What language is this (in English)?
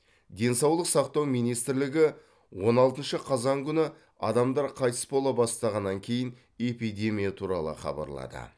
Kazakh